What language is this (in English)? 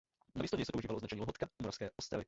Czech